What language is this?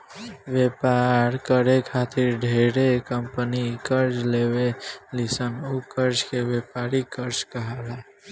Bhojpuri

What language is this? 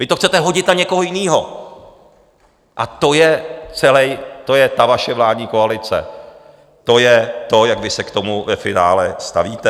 Czech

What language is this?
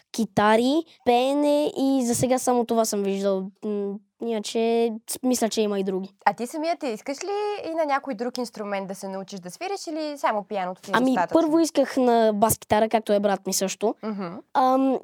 Bulgarian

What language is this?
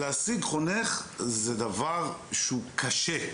Hebrew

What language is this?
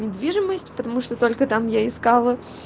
Russian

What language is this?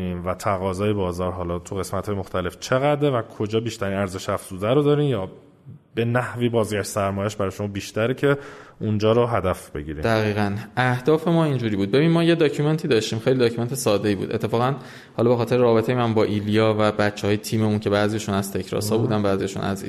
Persian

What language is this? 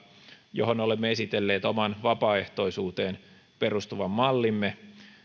Finnish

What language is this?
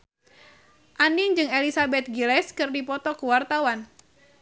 Sundanese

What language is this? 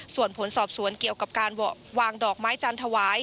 Thai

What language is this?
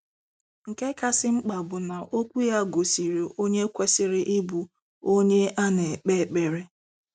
Igbo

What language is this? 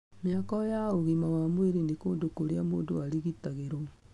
Kikuyu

